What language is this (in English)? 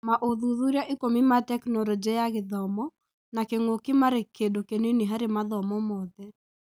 Kikuyu